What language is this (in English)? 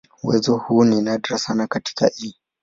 Swahili